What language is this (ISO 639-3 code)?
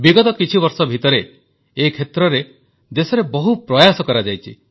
ori